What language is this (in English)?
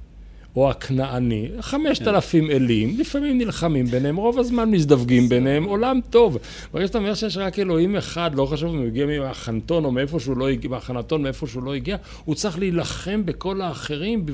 Hebrew